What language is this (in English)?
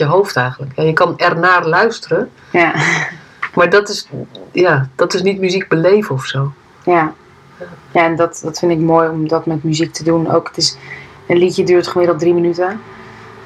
Dutch